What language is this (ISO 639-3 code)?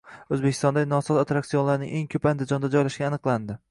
uzb